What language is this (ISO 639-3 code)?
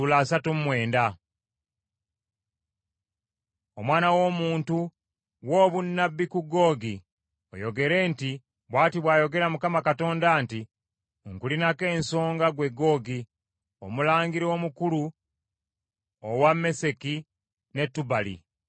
lug